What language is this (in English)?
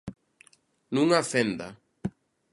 Galician